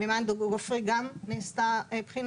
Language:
Hebrew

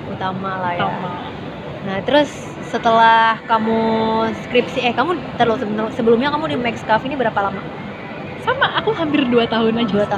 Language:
Indonesian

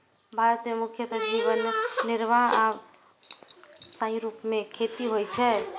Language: Maithili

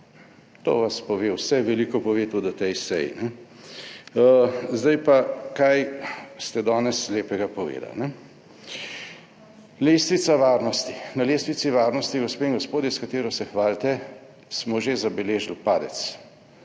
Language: Slovenian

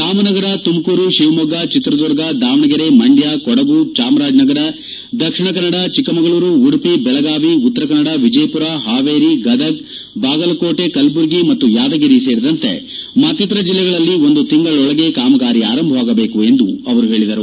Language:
Kannada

